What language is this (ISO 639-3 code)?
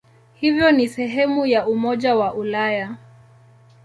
swa